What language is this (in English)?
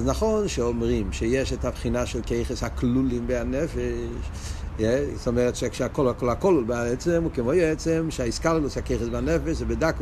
Hebrew